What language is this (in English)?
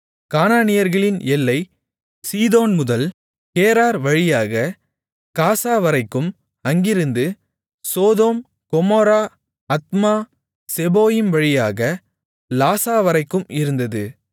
Tamil